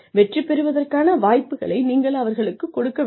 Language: Tamil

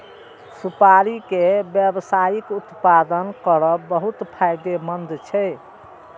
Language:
Maithili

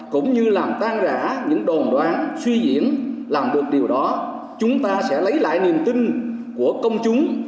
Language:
Vietnamese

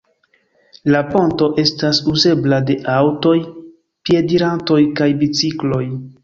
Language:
Esperanto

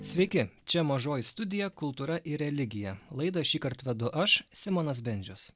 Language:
Lithuanian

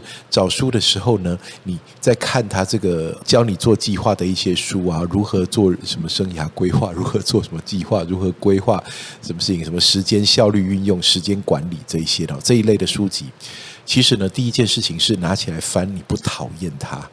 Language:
Chinese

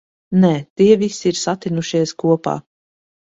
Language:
Latvian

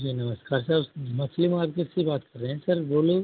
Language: Hindi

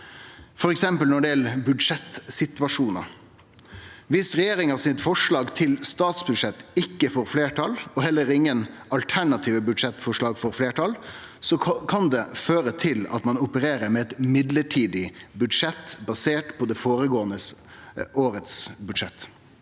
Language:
Norwegian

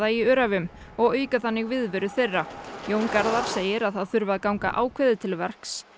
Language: Icelandic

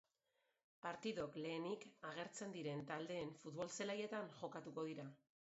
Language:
Basque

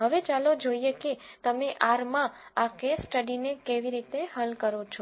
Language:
Gujarati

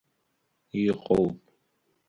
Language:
Abkhazian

